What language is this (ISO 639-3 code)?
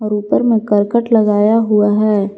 hin